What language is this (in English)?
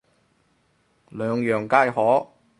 Cantonese